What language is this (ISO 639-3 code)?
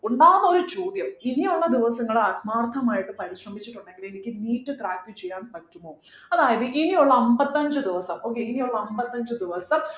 mal